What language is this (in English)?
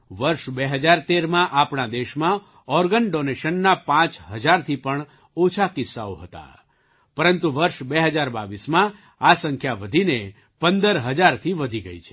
Gujarati